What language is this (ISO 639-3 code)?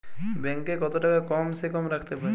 ben